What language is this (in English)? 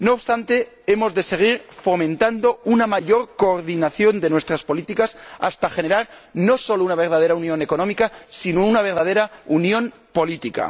Spanish